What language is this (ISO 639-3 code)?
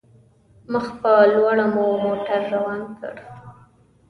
pus